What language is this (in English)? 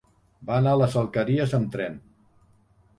Catalan